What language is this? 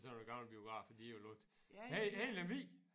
Danish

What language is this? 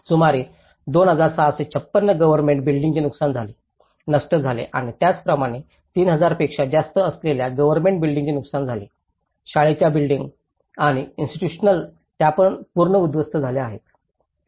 Marathi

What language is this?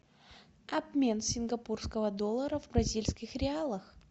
Russian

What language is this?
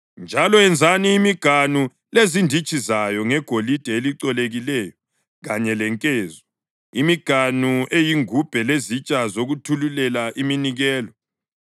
North Ndebele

